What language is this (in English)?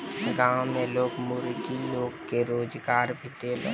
Bhojpuri